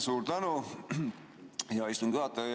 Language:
Estonian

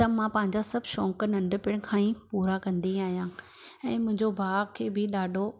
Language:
Sindhi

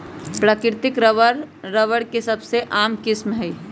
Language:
Magahi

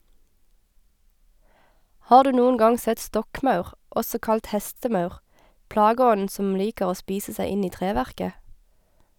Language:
Norwegian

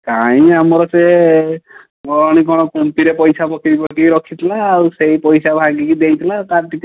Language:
Odia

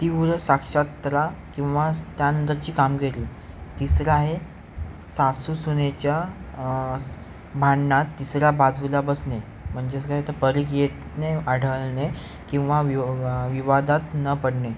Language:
Marathi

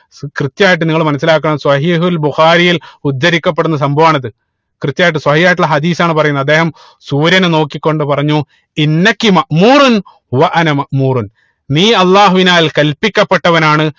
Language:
Malayalam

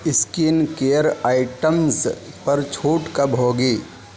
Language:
Urdu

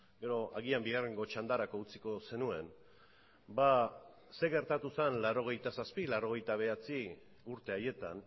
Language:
Basque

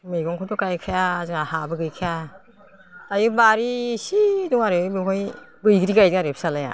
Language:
Bodo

